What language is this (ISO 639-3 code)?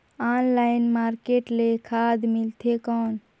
hne